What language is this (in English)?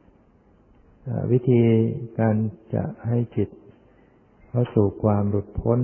Thai